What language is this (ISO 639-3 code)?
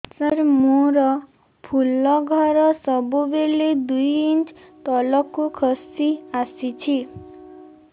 ori